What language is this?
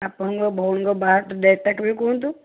Odia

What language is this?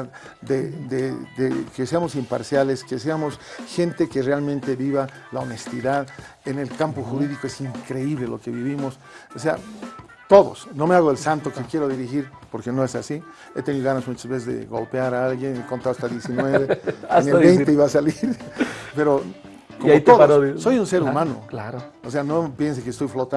Spanish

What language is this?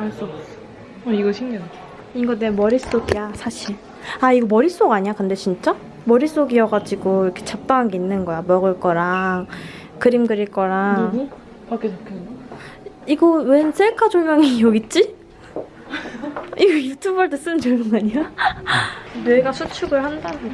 Korean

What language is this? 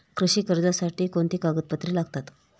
Marathi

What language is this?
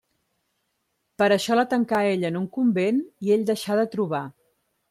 Catalan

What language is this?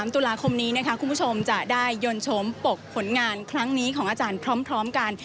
Thai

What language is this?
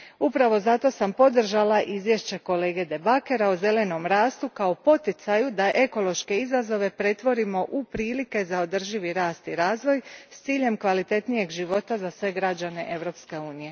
Croatian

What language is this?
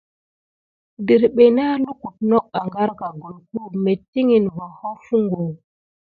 Gidar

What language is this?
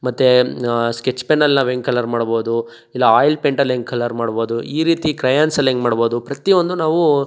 Kannada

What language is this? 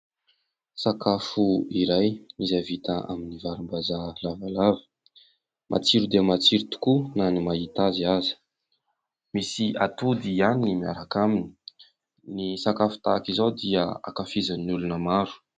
Malagasy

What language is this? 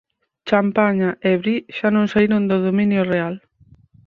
Galician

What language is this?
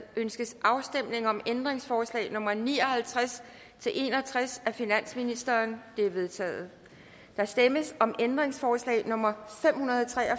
Danish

